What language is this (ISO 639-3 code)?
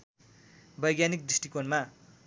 nep